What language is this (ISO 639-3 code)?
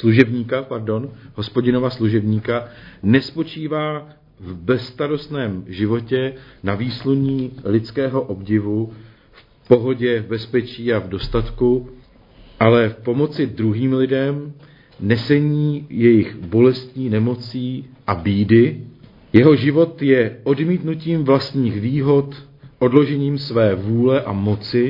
ces